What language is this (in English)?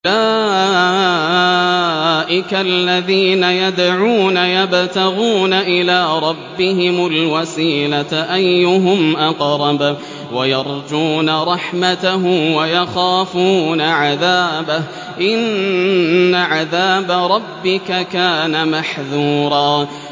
Arabic